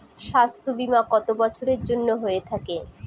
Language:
Bangla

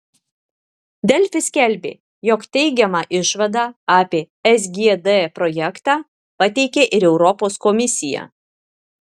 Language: Lithuanian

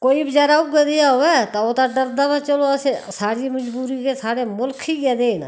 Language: Dogri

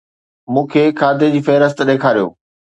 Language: Sindhi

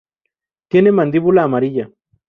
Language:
Spanish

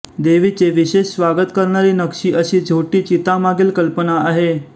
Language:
Marathi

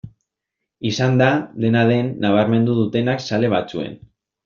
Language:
Basque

